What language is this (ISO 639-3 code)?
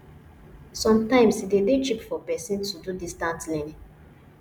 pcm